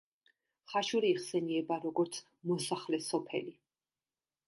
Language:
Georgian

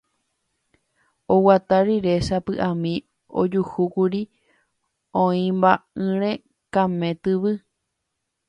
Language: Guarani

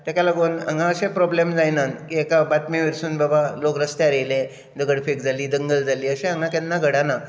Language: Konkani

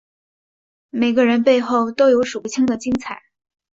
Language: Chinese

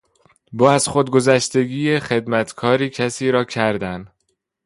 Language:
Persian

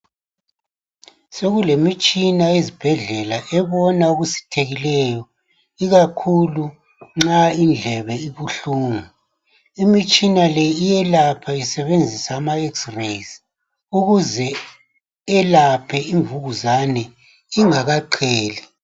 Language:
North Ndebele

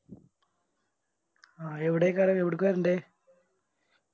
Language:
Malayalam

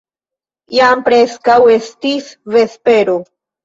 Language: Esperanto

